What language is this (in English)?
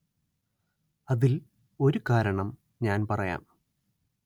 Malayalam